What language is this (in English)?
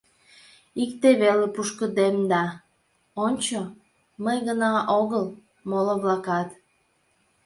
Mari